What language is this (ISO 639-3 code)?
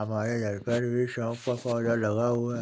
hin